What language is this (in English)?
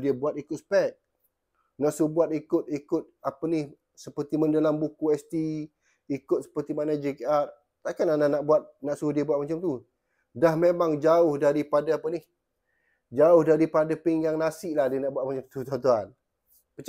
Malay